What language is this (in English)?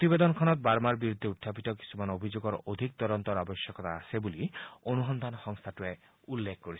Assamese